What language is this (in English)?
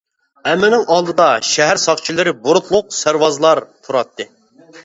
Uyghur